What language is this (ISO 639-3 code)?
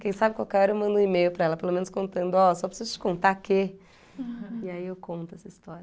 por